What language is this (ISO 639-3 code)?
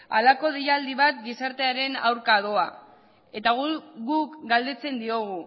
eus